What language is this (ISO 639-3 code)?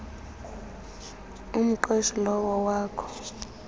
xho